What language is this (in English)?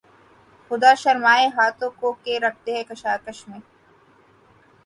Urdu